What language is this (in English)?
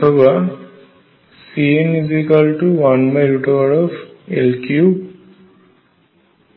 Bangla